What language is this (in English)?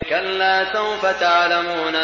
Arabic